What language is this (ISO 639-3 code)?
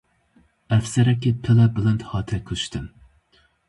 kur